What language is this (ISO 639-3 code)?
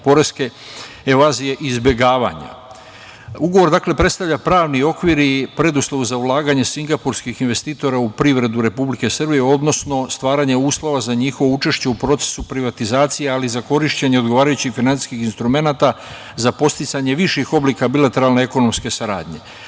srp